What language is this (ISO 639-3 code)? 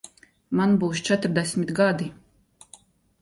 lav